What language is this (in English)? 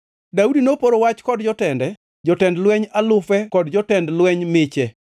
Luo (Kenya and Tanzania)